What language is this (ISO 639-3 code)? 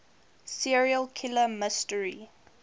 eng